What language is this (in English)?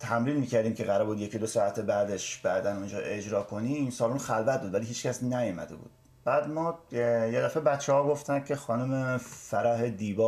Persian